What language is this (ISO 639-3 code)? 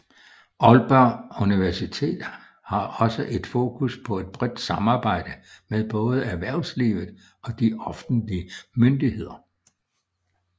dan